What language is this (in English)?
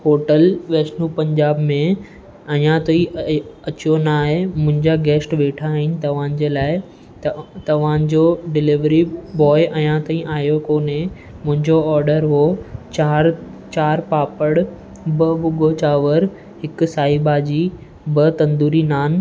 Sindhi